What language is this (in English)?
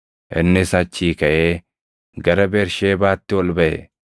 Oromo